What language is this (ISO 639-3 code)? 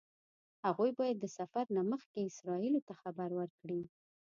pus